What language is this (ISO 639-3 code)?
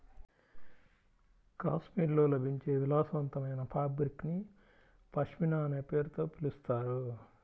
tel